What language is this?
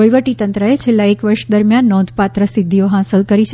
Gujarati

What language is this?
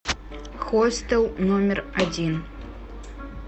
Russian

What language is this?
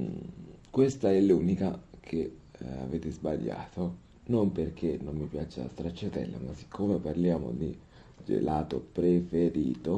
Italian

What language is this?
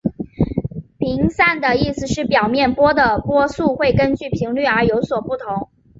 Chinese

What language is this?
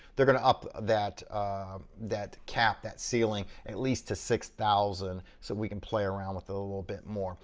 English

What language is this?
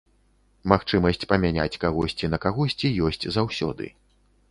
Belarusian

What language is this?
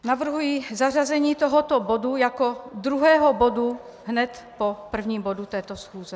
Czech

